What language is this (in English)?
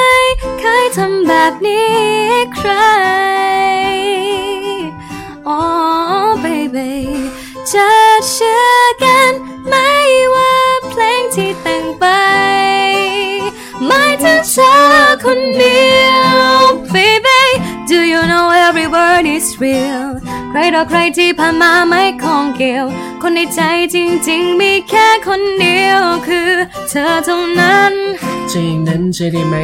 Thai